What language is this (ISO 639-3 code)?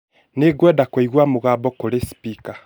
kik